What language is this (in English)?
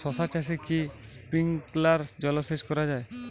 Bangla